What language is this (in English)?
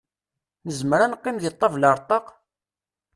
Kabyle